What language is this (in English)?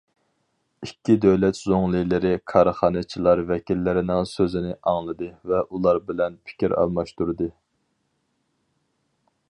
Uyghur